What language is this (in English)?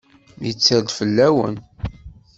Kabyle